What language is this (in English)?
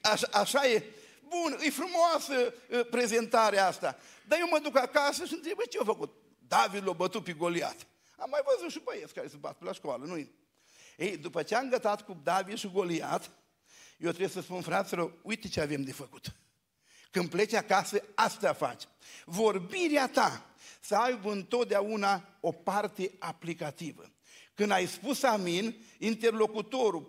Romanian